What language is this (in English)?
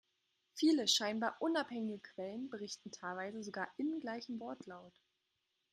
German